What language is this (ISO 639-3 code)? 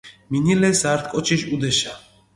xmf